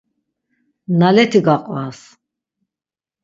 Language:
Laz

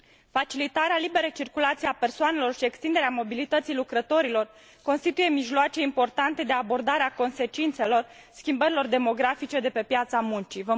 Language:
Romanian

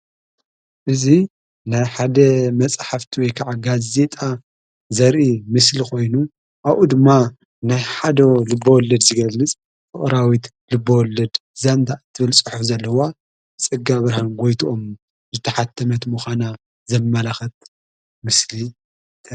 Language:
Tigrinya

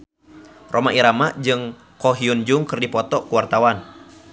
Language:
Sundanese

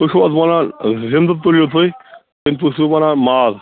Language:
Kashmiri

